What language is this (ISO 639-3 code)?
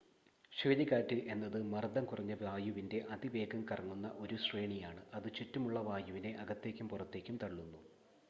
mal